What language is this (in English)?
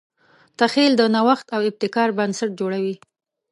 Pashto